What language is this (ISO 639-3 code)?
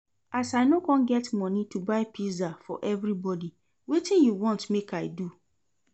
pcm